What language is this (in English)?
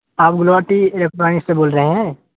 Urdu